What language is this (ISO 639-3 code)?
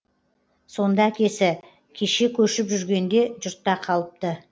kaz